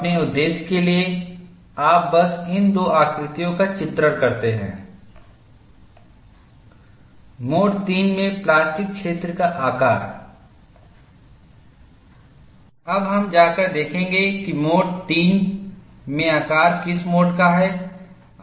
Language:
Hindi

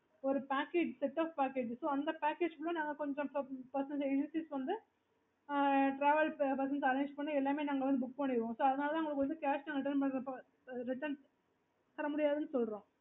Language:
Tamil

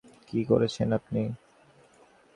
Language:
Bangla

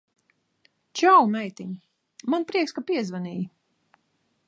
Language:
Latvian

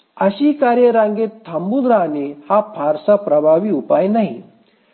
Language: Marathi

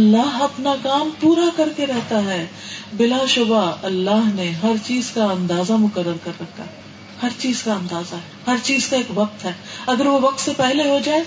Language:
Urdu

